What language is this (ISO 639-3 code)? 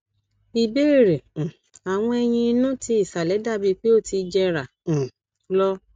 yor